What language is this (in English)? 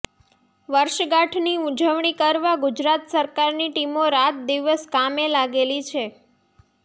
Gujarati